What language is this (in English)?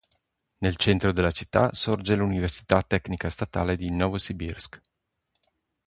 Italian